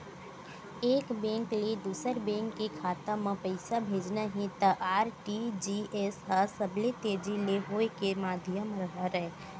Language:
Chhattisgarhi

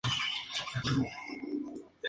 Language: Spanish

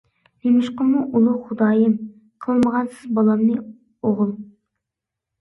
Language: Uyghur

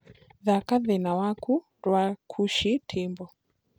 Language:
Kikuyu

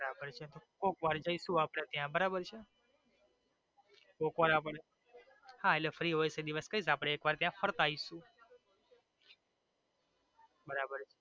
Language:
Gujarati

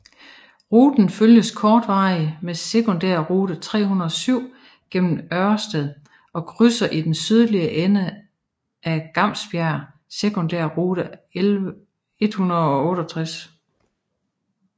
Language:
Danish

